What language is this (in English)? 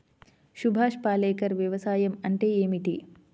Telugu